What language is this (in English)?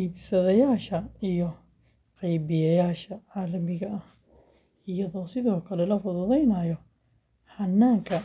Somali